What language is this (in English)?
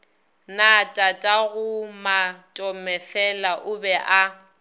Northern Sotho